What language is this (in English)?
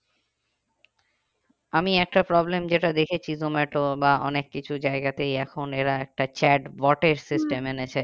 Bangla